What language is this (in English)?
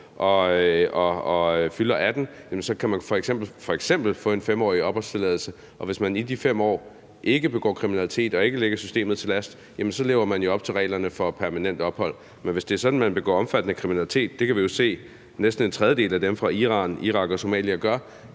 Danish